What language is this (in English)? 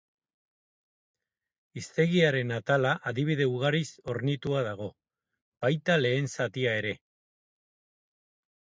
Basque